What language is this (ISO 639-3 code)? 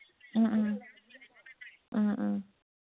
mni